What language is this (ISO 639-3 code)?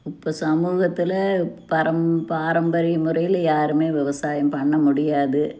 tam